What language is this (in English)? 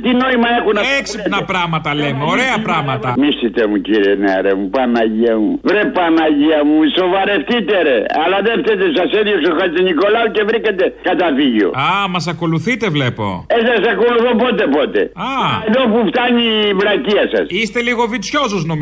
Greek